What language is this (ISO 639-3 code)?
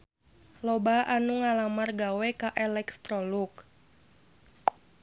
sun